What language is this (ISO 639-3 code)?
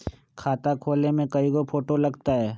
mag